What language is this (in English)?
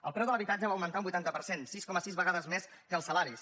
Catalan